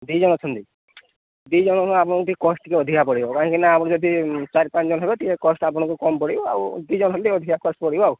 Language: Odia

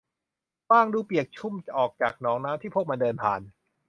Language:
Thai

